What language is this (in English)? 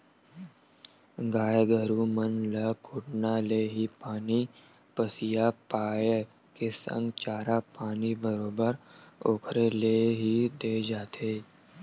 Chhattisgarhi